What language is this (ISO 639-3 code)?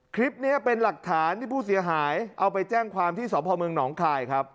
tha